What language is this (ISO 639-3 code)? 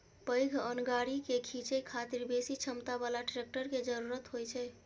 mai